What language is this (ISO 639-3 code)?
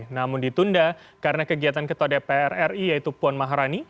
ind